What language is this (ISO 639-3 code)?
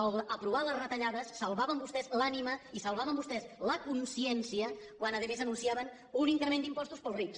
cat